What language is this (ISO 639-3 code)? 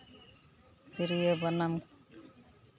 sat